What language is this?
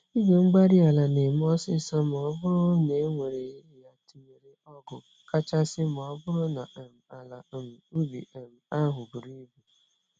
Igbo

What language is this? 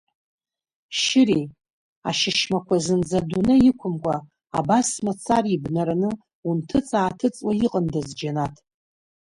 Abkhazian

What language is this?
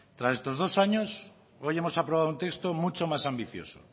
Spanish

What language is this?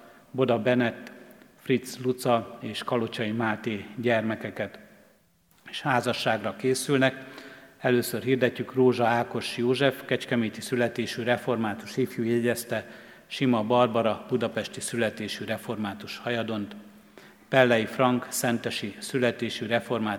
Hungarian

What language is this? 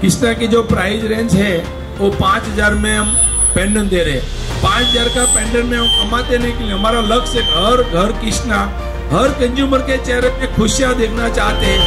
Hindi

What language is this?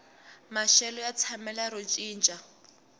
Tsonga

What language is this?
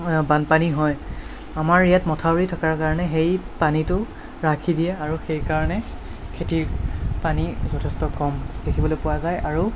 Assamese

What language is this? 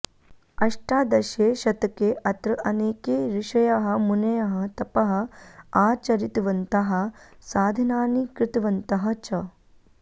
Sanskrit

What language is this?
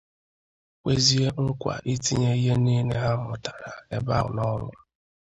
Igbo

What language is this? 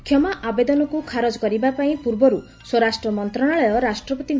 Odia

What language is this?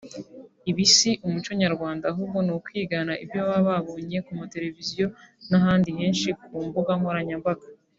Kinyarwanda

